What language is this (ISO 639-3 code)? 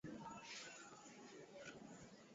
swa